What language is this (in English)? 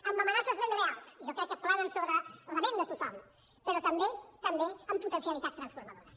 Catalan